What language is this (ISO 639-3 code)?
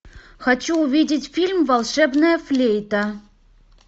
rus